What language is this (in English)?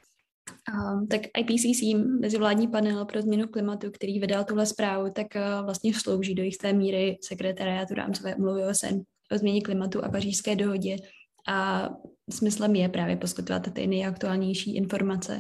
Czech